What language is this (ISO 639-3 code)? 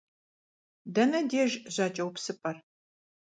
kbd